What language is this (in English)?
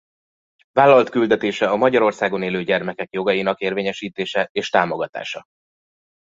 Hungarian